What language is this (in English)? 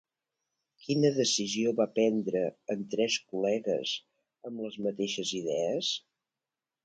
Catalan